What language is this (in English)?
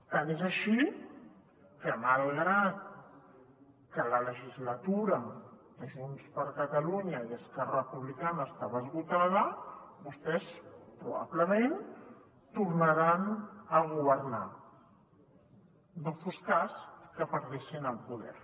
Catalan